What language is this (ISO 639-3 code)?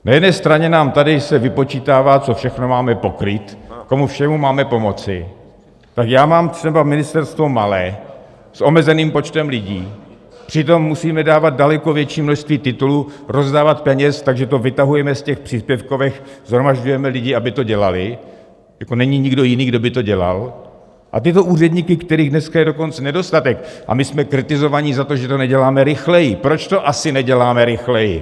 ces